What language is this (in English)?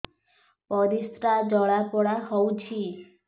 Odia